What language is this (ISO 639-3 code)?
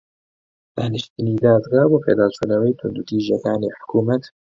ckb